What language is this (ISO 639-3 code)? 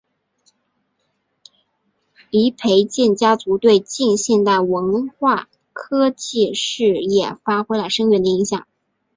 zho